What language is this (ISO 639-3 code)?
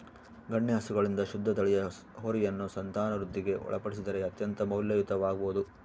kan